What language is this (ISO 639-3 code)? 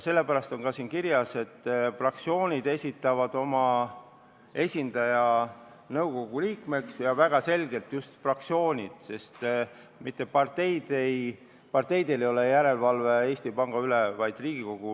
est